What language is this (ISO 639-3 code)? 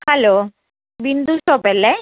mal